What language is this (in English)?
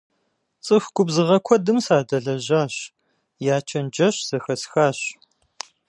Kabardian